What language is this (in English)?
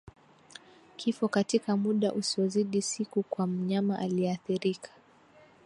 Swahili